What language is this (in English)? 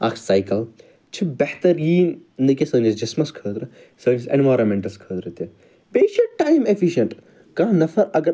Kashmiri